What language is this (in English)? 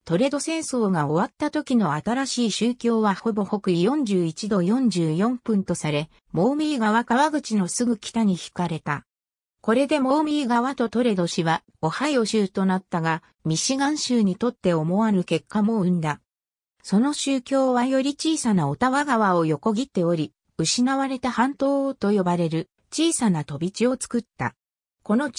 Japanese